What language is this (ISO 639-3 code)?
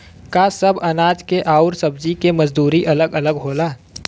bho